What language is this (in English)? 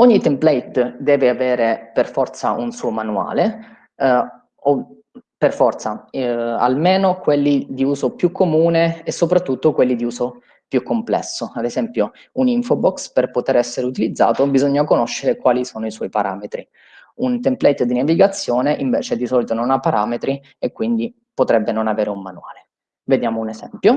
Italian